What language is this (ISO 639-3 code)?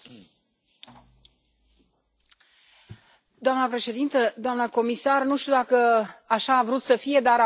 ron